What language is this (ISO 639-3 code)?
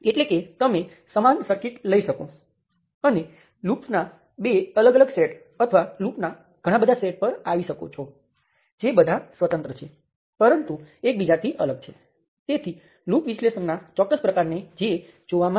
guj